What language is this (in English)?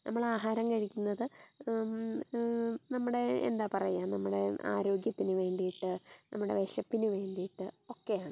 Malayalam